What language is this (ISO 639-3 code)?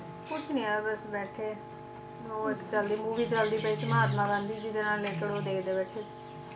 pan